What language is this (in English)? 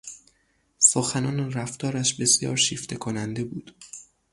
Persian